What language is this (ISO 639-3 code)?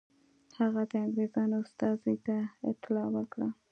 pus